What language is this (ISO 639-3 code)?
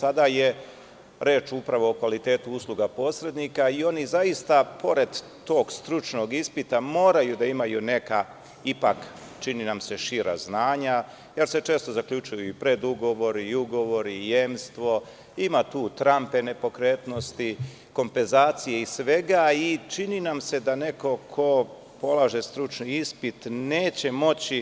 srp